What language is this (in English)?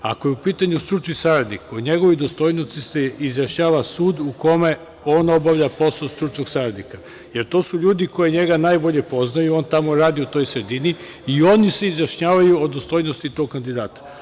Serbian